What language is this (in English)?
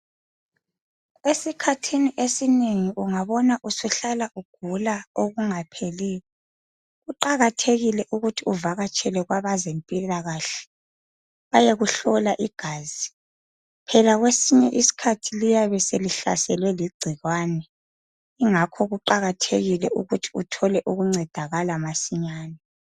North Ndebele